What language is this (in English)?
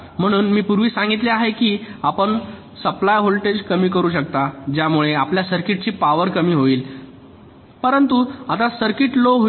Marathi